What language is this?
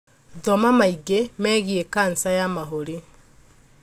Kikuyu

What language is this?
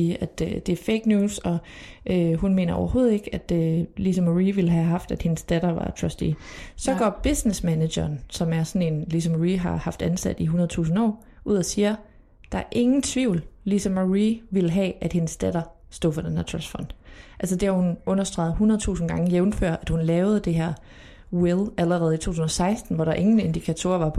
Danish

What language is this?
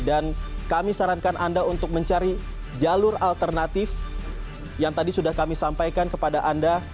Indonesian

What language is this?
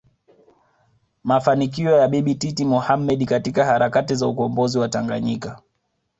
Swahili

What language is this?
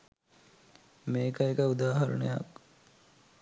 Sinhala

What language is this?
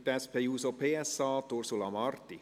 Swiss German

